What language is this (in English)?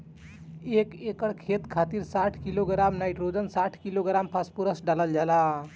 Bhojpuri